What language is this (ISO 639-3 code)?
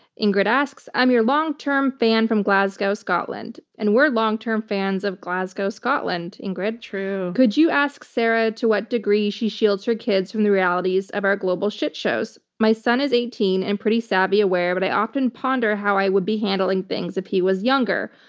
eng